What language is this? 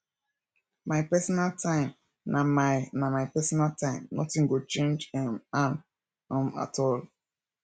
Nigerian Pidgin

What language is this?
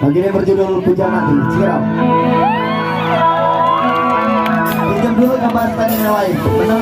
Indonesian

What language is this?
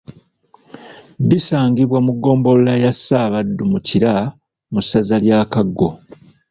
Ganda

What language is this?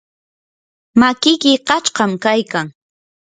Yanahuanca Pasco Quechua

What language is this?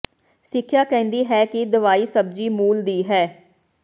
Punjabi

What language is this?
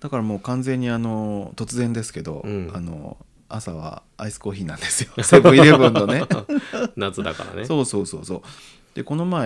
Japanese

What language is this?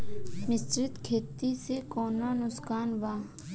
Bhojpuri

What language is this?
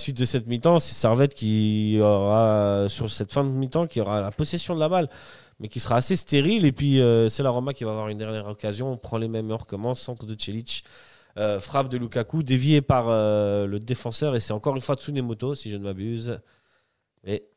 French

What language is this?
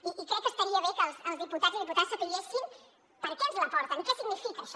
Catalan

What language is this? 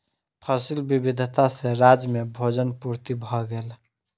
Maithili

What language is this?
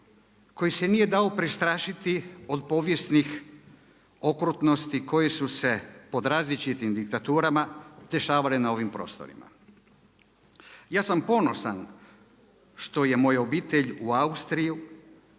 Croatian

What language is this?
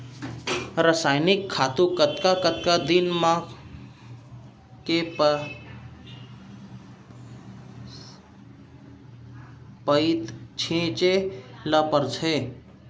Chhattisgarhi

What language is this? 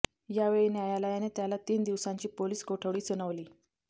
Marathi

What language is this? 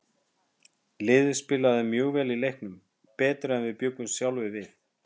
Icelandic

